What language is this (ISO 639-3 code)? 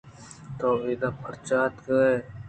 bgp